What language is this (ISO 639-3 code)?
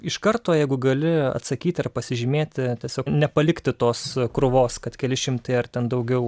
lit